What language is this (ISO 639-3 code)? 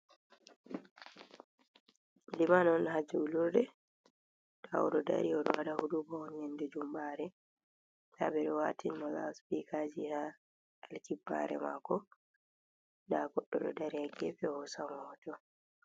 ful